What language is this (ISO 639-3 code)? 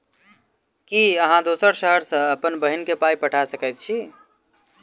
mai